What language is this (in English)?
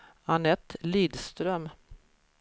Swedish